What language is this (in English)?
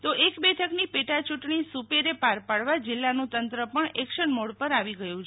Gujarati